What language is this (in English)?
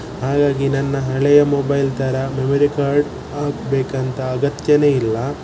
Kannada